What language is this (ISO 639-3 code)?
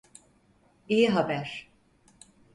tur